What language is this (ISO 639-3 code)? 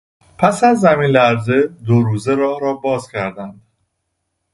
fas